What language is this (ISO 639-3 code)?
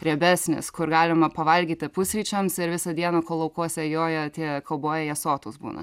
lit